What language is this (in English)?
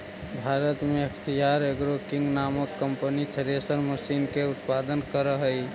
Magahi